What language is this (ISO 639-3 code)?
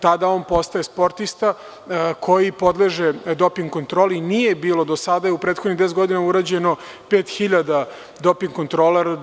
srp